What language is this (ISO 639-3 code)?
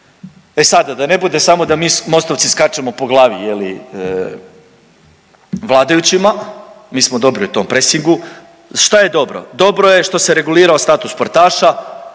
hrv